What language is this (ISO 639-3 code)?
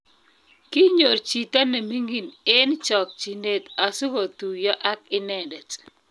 kln